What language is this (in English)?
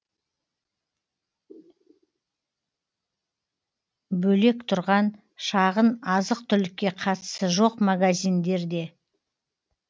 Kazakh